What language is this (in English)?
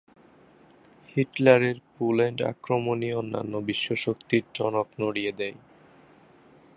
Bangla